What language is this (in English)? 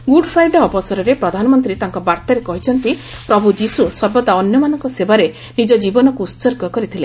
Odia